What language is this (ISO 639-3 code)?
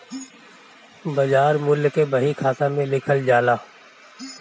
bho